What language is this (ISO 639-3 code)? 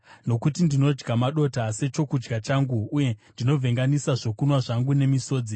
sna